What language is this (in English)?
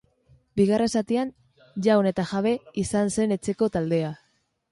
Basque